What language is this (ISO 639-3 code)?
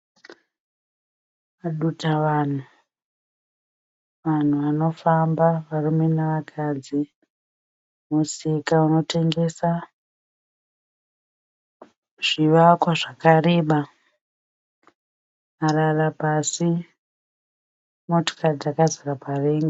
sna